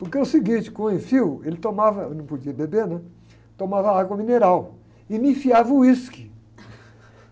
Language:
Portuguese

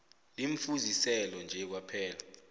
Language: South Ndebele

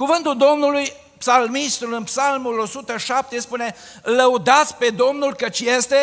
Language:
Romanian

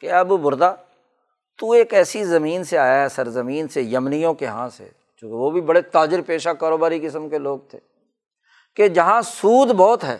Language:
Urdu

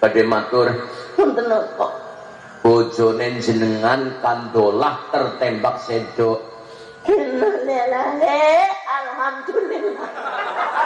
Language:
Indonesian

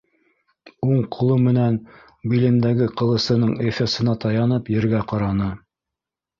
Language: Bashkir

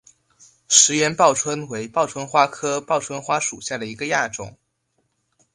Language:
Chinese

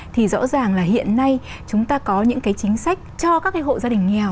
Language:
Vietnamese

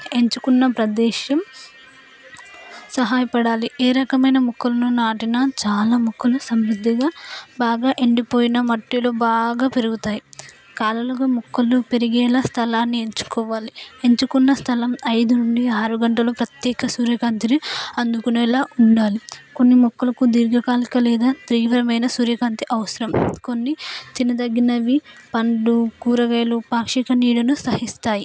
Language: Telugu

